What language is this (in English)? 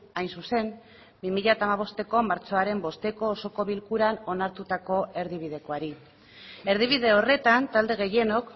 Basque